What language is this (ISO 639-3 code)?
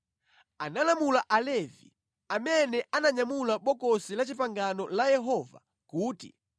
nya